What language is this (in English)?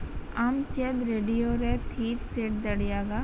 Santali